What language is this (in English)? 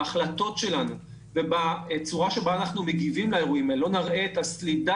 Hebrew